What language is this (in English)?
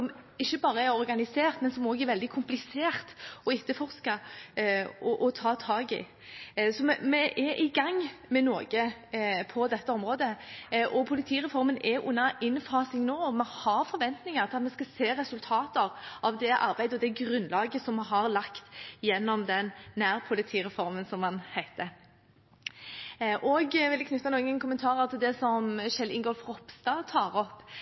Norwegian Bokmål